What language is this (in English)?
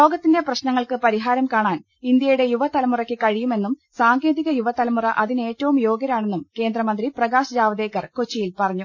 Malayalam